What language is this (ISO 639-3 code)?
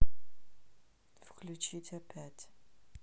rus